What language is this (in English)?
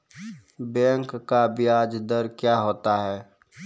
Maithili